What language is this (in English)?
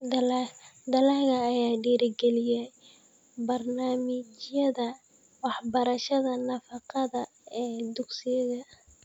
Somali